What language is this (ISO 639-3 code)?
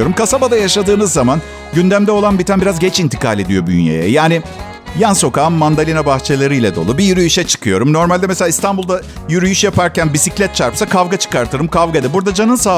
tur